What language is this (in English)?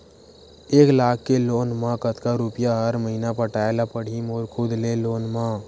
Chhattisgarhi